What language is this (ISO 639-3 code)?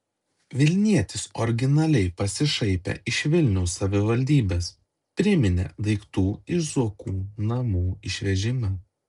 lit